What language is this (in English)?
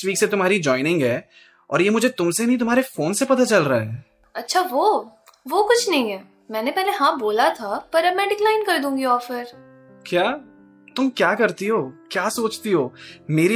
Hindi